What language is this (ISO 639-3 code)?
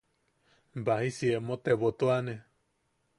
yaq